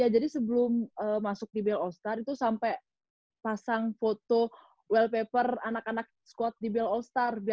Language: Indonesian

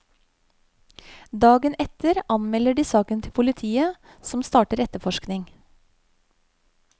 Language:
Norwegian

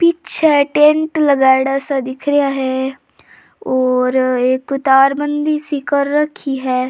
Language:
Rajasthani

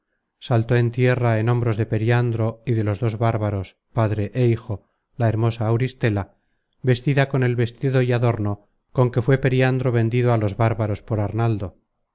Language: Spanish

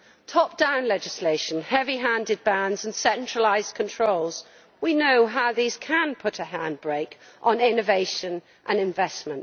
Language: English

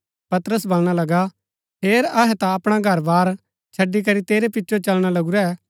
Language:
Gaddi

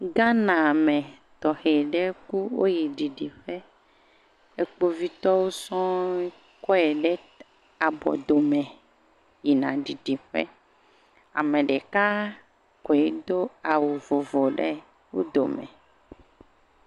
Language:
Ewe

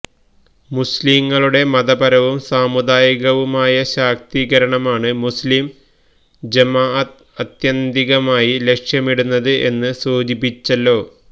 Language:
Malayalam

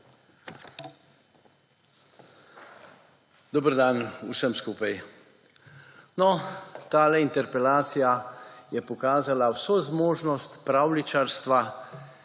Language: Slovenian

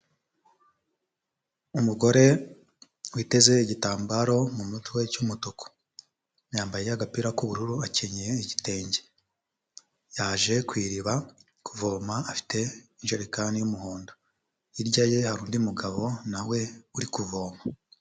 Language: Kinyarwanda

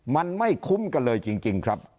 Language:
Thai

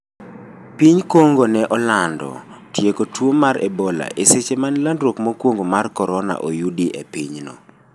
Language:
Luo (Kenya and Tanzania)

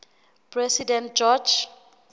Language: Southern Sotho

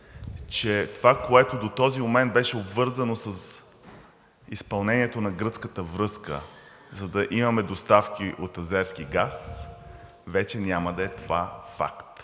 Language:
Bulgarian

